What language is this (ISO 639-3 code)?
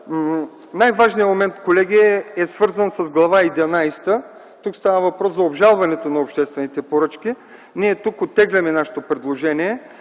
bul